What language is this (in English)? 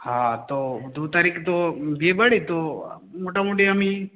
Bangla